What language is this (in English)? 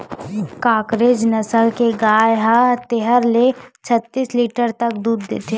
Chhattisgarhi